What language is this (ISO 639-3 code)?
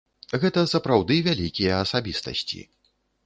bel